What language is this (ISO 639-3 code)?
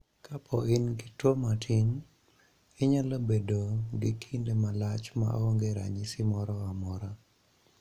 luo